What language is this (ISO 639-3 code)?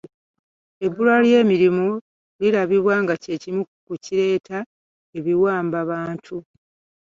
lug